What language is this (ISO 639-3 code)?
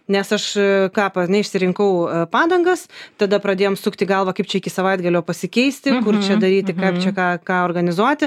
lit